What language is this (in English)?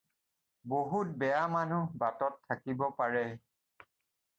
Assamese